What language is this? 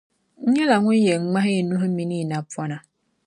Dagbani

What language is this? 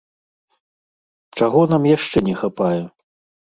Belarusian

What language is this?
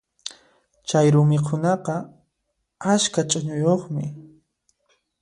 Puno Quechua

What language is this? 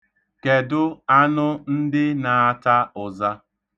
Igbo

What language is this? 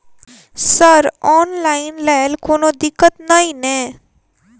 Maithili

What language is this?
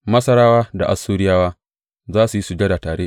Hausa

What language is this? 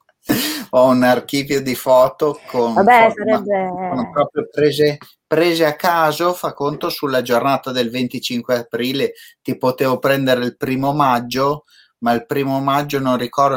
Italian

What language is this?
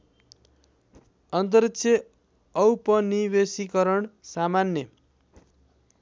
Nepali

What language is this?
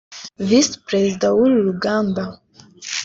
Kinyarwanda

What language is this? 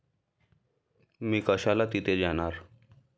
Marathi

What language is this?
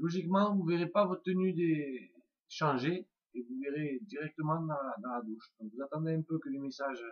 French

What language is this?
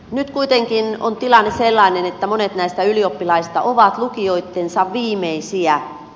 Finnish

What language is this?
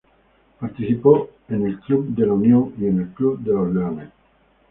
Spanish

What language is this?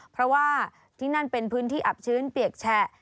Thai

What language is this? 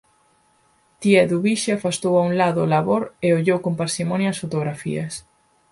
Galician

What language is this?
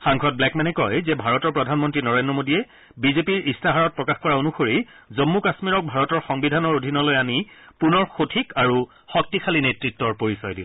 Assamese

